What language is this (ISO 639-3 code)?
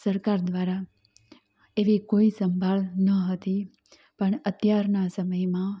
guj